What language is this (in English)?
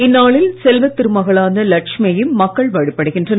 Tamil